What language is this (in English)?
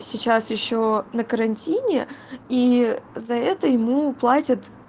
Russian